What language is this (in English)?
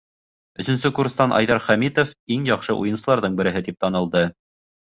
Bashkir